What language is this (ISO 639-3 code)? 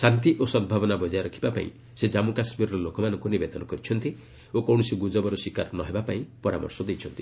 ori